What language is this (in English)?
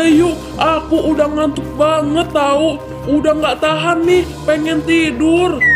Indonesian